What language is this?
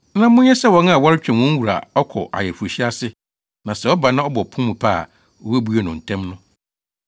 Akan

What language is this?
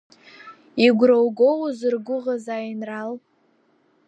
Abkhazian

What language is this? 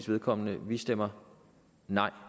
Danish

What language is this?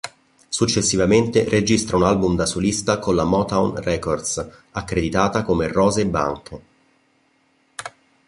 Italian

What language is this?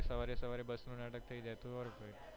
Gujarati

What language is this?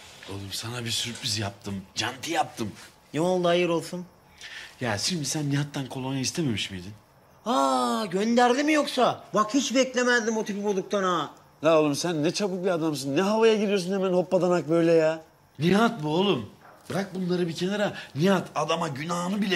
Turkish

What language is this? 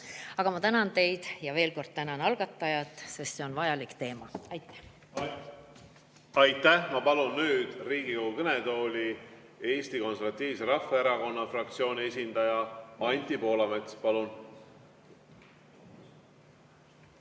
Estonian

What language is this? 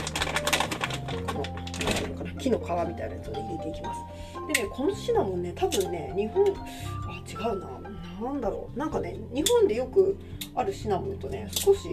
Japanese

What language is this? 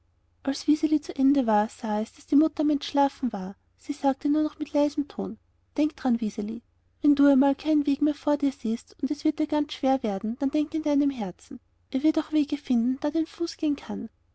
German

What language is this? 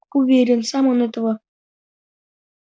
Russian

